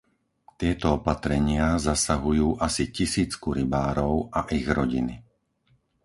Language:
Slovak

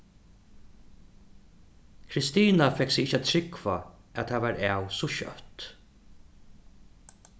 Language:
Faroese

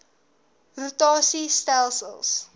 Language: Afrikaans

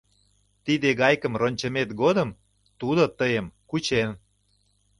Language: Mari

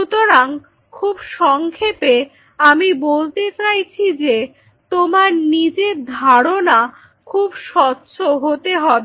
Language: Bangla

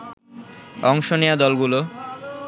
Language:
Bangla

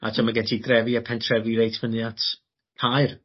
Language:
Welsh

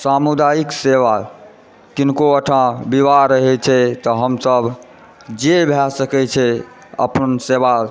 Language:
Maithili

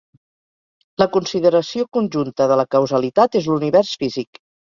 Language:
Catalan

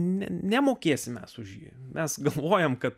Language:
Lithuanian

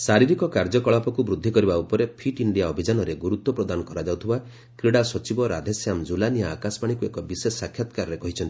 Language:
Odia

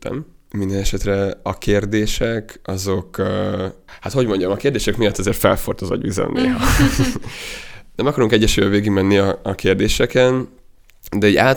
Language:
Hungarian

